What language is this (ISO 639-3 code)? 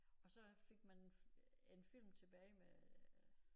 dan